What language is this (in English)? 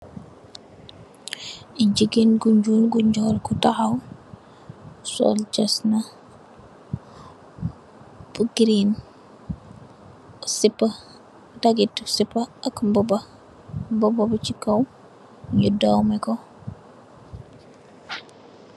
Wolof